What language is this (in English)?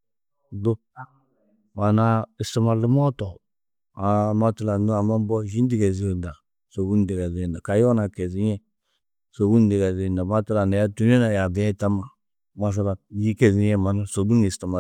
Tedaga